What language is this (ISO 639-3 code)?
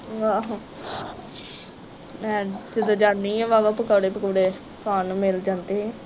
pan